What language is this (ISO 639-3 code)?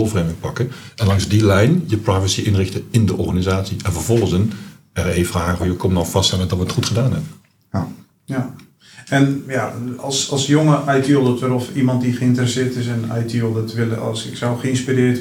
nld